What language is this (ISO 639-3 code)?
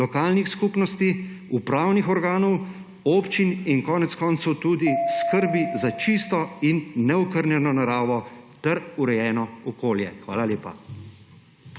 slv